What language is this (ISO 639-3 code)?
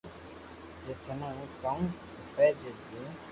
lrk